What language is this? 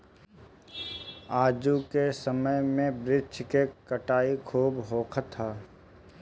Bhojpuri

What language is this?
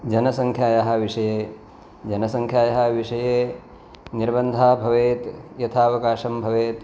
Sanskrit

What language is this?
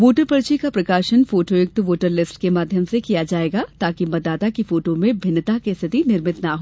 Hindi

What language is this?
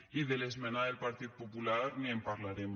Catalan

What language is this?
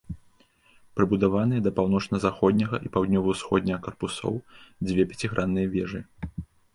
Belarusian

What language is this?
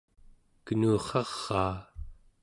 Central Yupik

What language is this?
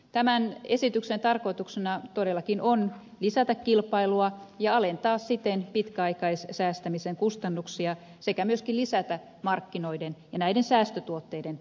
Finnish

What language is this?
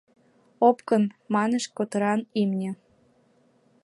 Mari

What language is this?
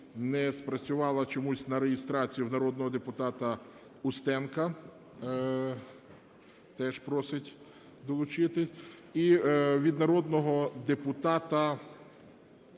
Ukrainian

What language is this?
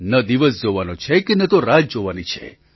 Gujarati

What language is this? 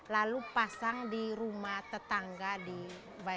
Indonesian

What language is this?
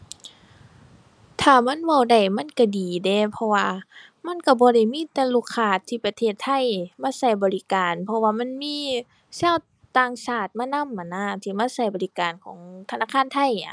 Thai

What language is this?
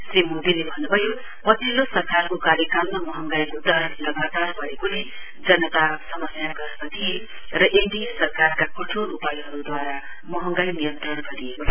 Nepali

